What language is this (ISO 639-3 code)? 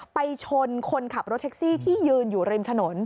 tha